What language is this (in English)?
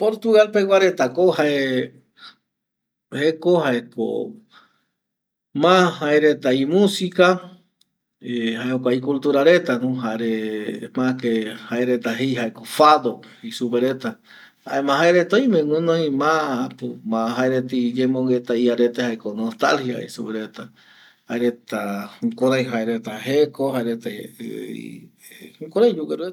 Eastern Bolivian Guaraní